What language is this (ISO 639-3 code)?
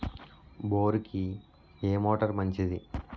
tel